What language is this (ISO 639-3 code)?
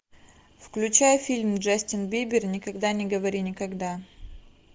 rus